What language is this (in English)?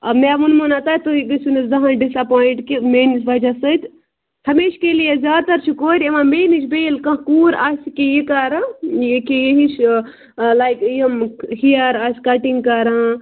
Kashmiri